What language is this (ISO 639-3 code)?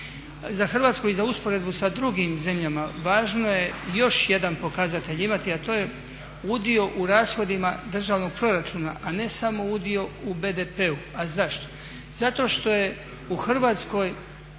hrv